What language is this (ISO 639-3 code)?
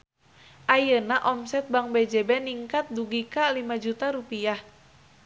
sun